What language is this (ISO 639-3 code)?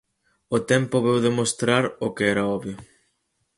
glg